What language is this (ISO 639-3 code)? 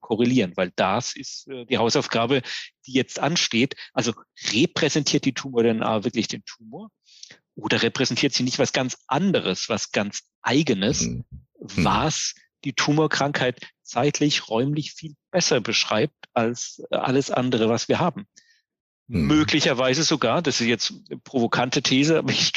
deu